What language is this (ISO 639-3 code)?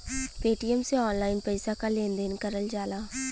bho